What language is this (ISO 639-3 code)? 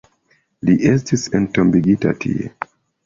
epo